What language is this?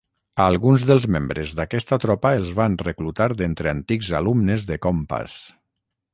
Catalan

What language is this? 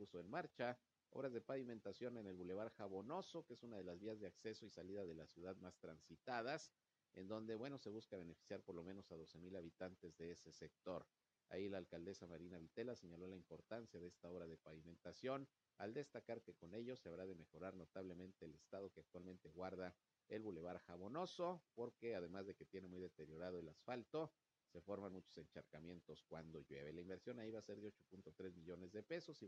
Spanish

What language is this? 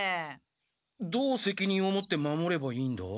Japanese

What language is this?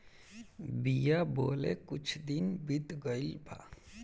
Bhojpuri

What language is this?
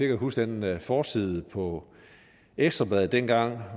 Danish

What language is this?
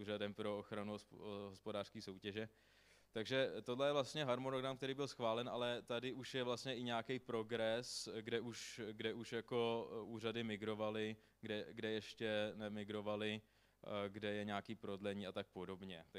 Czech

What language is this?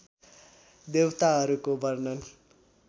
Nepali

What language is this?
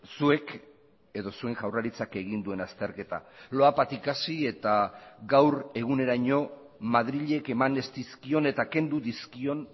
Basque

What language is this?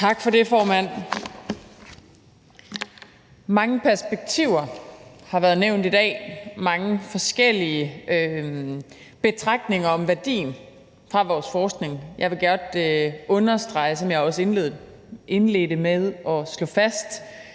Danish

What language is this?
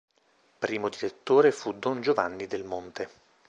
Italian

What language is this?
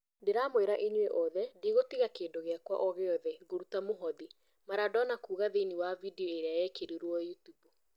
Kikuyu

